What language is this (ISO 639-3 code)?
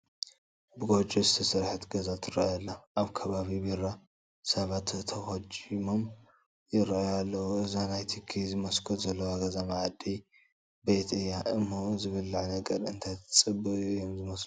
tir